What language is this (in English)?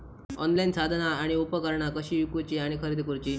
Marathi